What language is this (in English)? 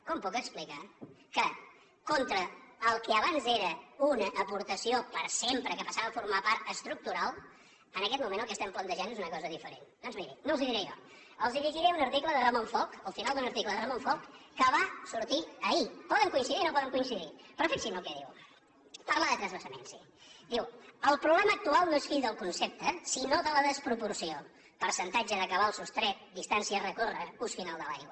Catalan